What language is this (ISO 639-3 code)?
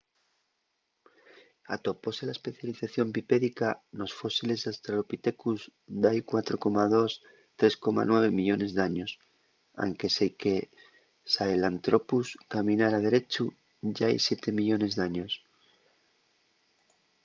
ast